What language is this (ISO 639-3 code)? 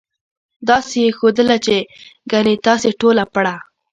pus